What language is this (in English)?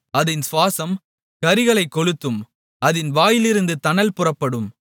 Tamil